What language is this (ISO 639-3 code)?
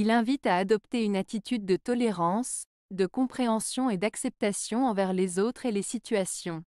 fra